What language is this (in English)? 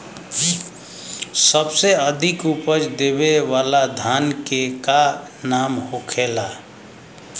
Bhojpuri